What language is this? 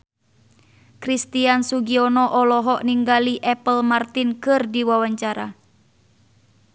Sundanese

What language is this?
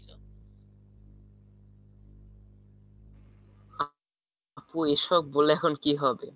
Bangla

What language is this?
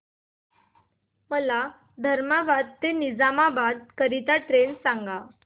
Marathi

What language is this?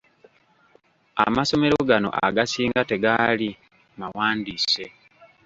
Ganda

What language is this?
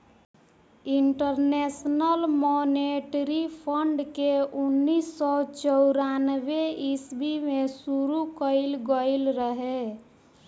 Bhojpuri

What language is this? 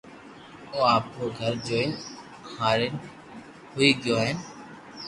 Loarki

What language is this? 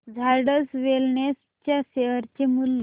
Marathi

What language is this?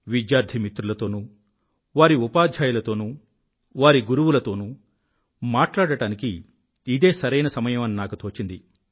Telugu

